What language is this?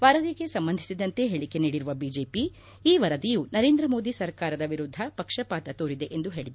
Kannada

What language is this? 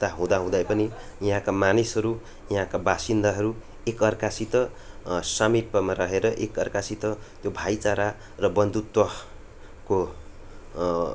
Nepali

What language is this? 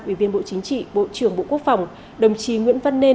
Vietnamese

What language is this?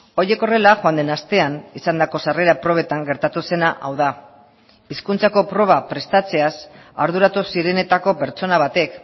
Basque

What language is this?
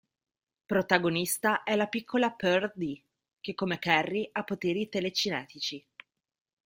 Italian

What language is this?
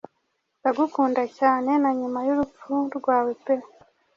Kinyarwanda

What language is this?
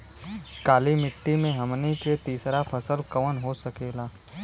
Bhojpuri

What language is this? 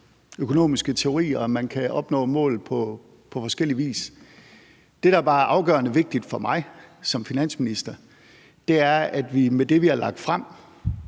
Danish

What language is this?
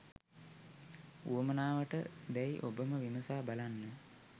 Sinhala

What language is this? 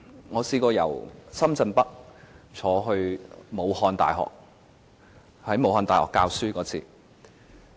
Cantonese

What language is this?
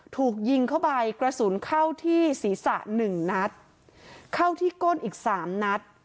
Thai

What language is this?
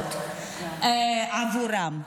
Hebrew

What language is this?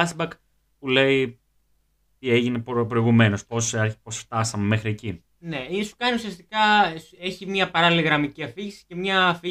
Greek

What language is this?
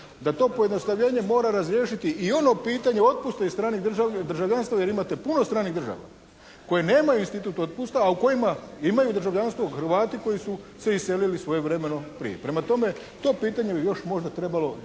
Croatian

